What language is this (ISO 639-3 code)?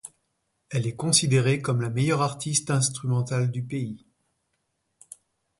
fra